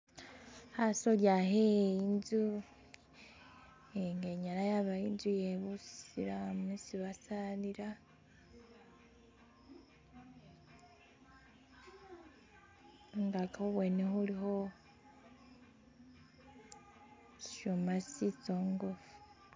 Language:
Masaaba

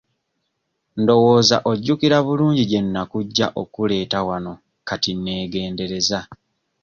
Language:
Ganda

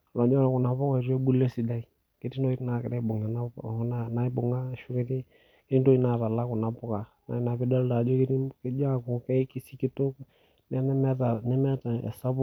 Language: Masai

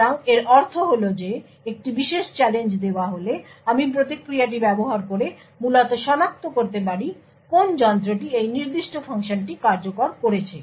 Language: Bangla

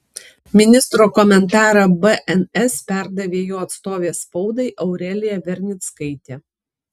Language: Lithuanian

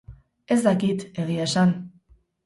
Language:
Basque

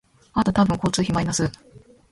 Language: Japanese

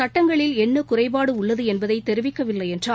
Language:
Tamil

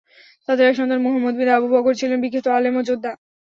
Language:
Bangla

